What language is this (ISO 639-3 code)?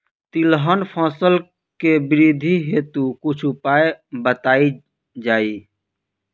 bho